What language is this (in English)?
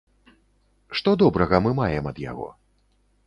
Belarusian